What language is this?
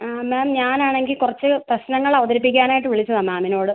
Malayalam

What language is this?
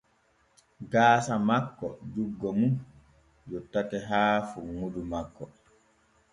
Borgu Fulfulde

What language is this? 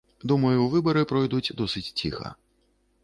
Belarusian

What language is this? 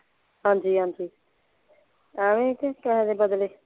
Punjabi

